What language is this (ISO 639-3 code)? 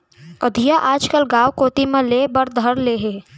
hne